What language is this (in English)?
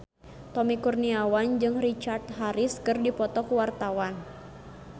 Sundanese